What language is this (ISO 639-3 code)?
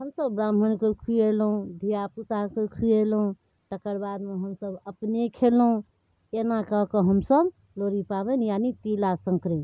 mai